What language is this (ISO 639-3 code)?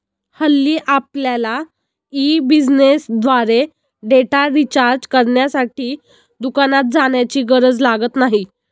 mar